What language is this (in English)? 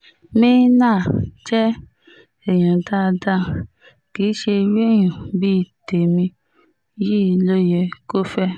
Yoruba